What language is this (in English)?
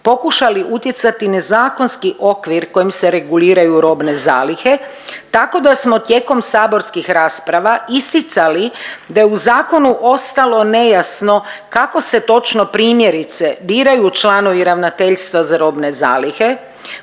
Croatian